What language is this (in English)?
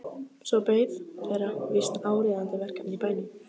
Icelandic